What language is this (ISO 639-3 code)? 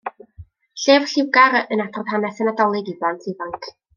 cym